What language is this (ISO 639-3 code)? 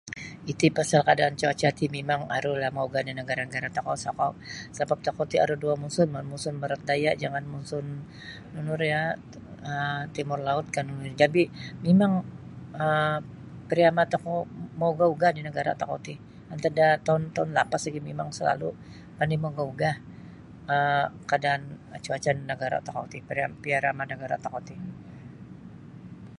bsy